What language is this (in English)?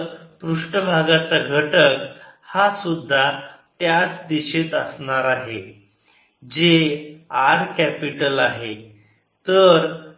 Marathi